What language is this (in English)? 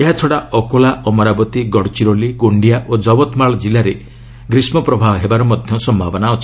Odia